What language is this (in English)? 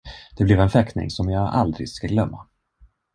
Swedish